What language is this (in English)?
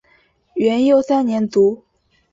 Chinese